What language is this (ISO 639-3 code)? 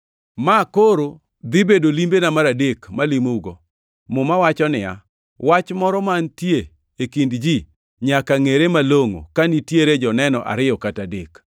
luo